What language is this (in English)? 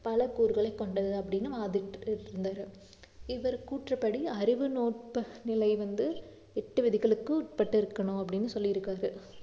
Tamil